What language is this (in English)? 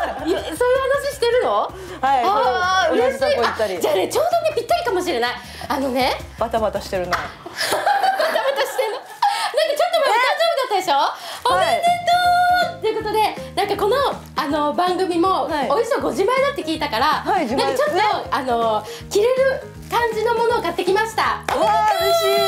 Japanese